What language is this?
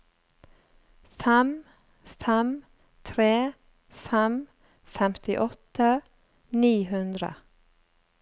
Norwegian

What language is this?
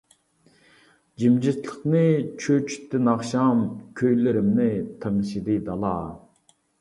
Uyghur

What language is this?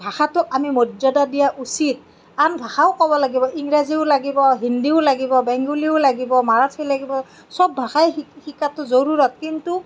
Assamese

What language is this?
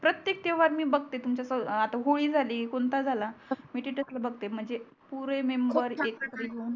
Marathi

